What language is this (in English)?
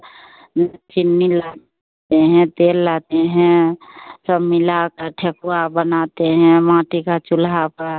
Hindi